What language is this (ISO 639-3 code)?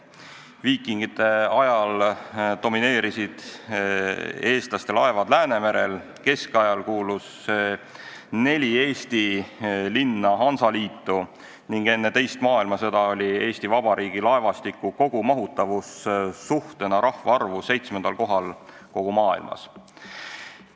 est